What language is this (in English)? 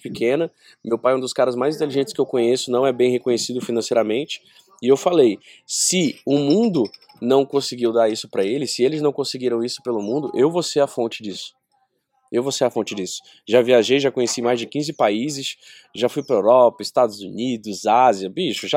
Portuguese